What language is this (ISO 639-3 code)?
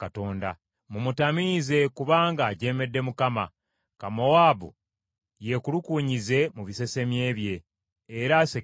lug